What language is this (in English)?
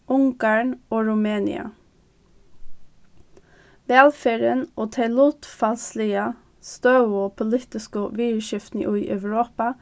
Faroese